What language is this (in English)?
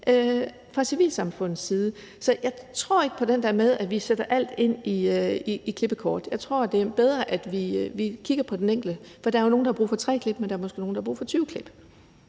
Danish